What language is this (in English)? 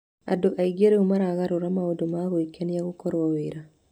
Kikuyu